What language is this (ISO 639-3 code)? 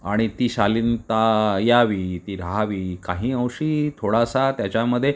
mar